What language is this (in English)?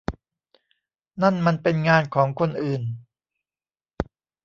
Thai